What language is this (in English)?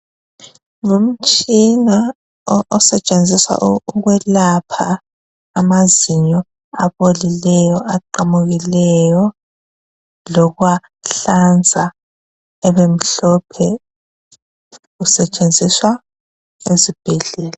North Ndebele